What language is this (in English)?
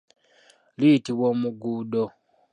Ganda